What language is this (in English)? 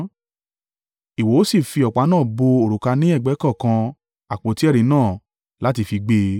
Yoruba